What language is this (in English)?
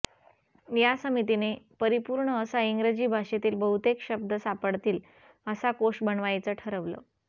Marathi